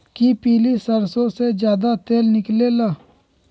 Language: Magahi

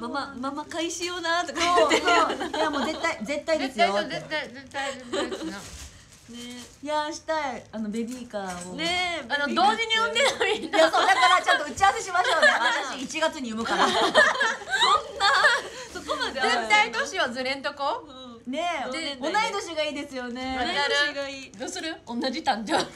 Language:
Japanese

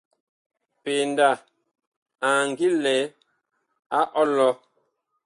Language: Bakoko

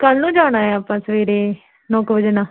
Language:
Punjabi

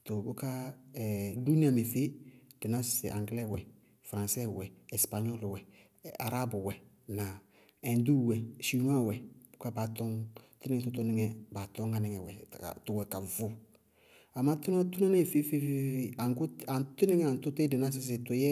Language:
Bago-Kusuntu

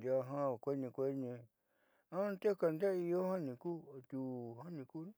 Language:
Southeastern Nochixtlán Mixtec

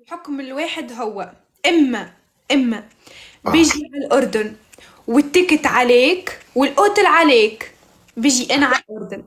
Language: Arabic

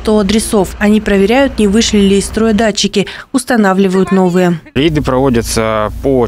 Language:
Russian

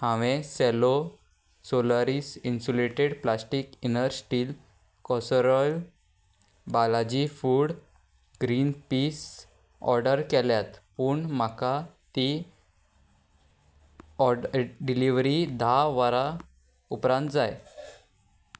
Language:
Konkani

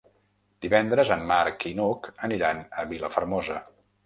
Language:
Catalan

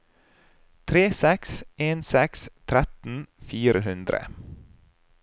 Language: Norwegian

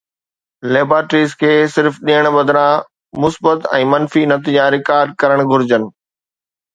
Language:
Sindhi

